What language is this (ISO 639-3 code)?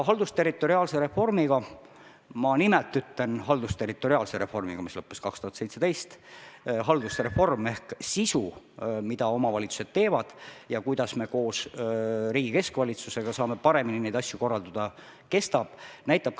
est